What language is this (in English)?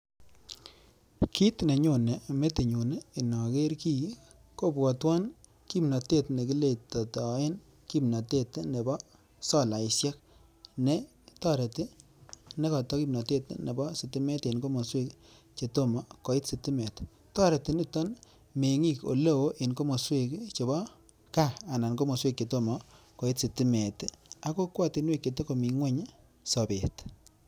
Kalenjin